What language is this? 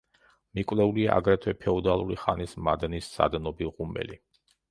Georgian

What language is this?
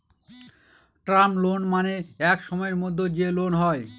Bangla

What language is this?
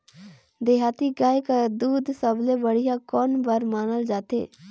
Chhattisgarhi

